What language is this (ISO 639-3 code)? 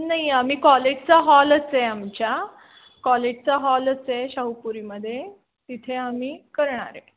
mar